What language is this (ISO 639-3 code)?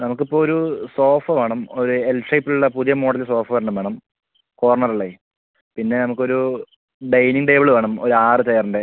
mal